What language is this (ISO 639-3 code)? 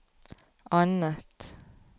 nor